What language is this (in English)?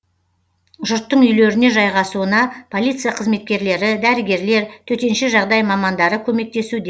Kazakh